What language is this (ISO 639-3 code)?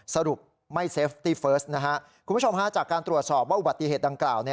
tha